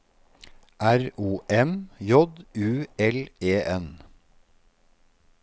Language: Norwegian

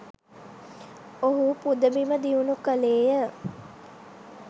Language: Sinhala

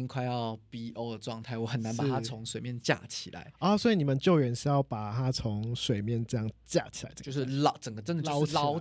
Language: Chinese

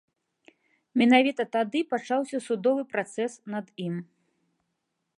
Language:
Belarusian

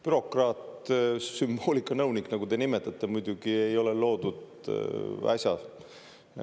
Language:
Estonian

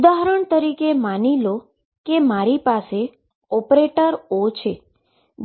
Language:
Gujarati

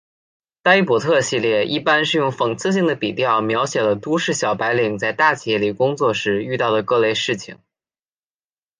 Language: Chinese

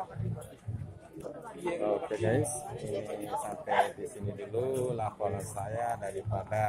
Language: Indonesian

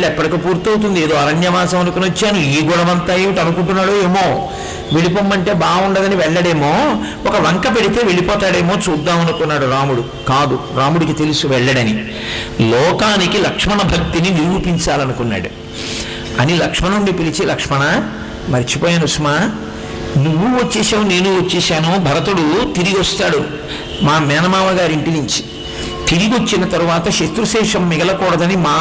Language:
Telugu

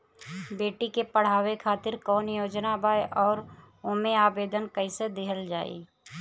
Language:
Bhojpuri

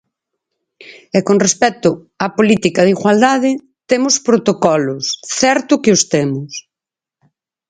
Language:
Galician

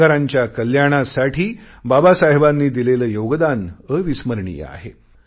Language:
Marathi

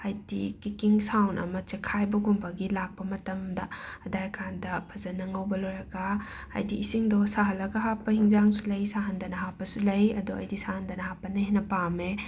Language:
Manipuri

